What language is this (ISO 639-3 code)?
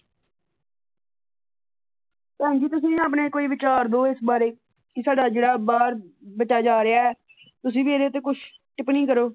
pan